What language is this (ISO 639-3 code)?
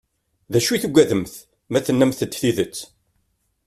kab